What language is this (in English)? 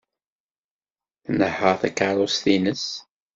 Kabyle